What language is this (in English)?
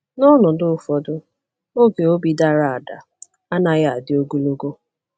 Igbo